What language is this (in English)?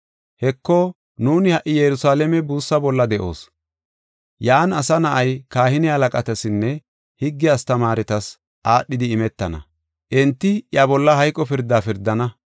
Gofa